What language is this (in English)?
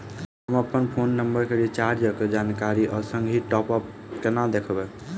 Maithili